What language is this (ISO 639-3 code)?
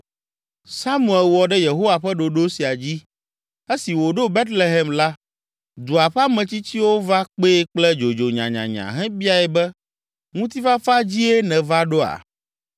ewe